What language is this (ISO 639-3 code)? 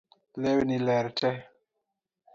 luo